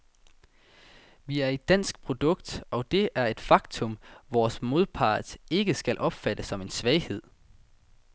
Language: Danish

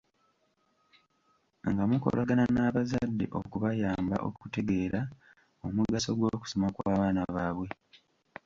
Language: Ganda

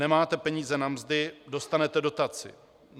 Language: Czech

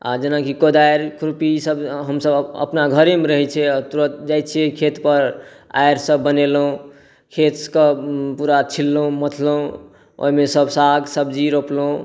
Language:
Maithili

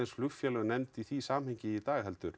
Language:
Icelandic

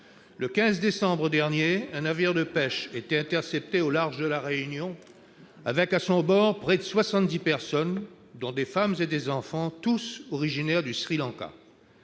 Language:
French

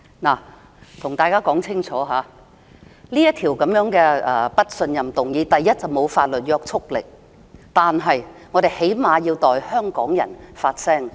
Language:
Cantonese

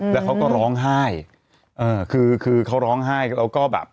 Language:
Thai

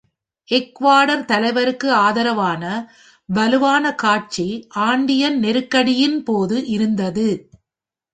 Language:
Tamil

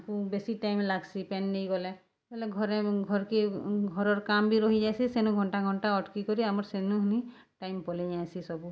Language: Odia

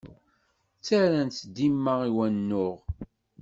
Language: Kabyle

